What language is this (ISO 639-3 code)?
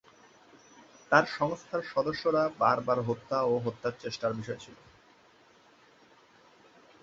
ben